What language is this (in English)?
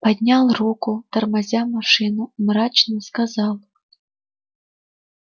Russian